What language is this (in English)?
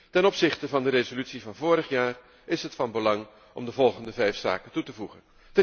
Dutch